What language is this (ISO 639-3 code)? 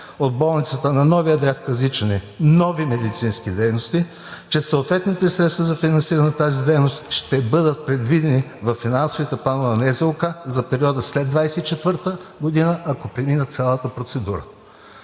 bul